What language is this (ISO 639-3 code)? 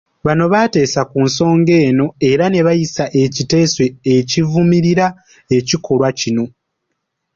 lug